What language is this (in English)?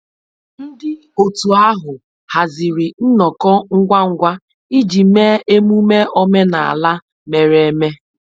Igbo